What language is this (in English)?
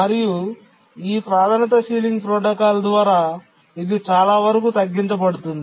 Telugu